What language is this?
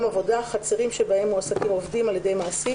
Hebrew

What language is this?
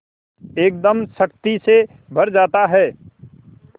Hindi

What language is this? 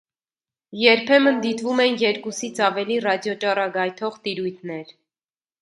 Armenian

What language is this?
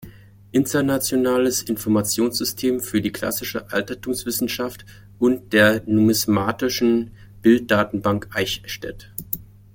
German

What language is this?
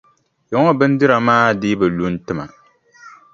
Dagbani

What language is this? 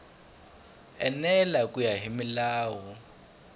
Tsonga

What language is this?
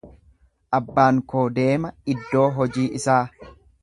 Oromo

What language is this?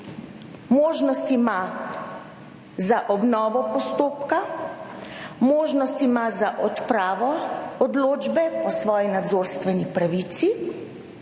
Slovenian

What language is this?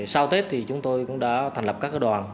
Vietnamese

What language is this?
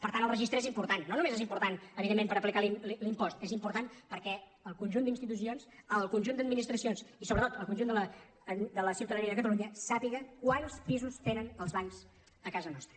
Catalan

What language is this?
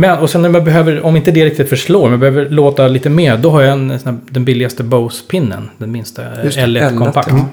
Swedish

